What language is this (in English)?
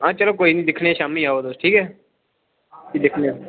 Dogri